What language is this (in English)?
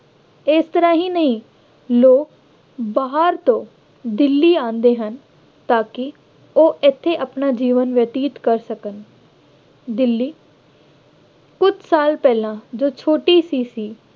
Punjabi